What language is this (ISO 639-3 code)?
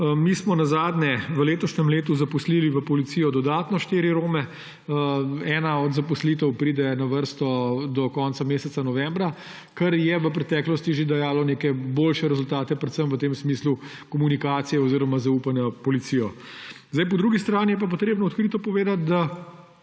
slv